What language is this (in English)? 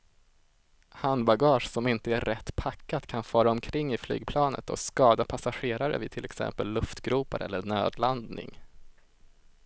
Swedish